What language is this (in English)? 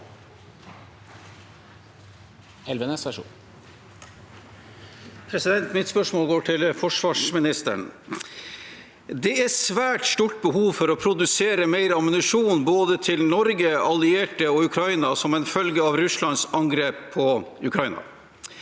Norwegian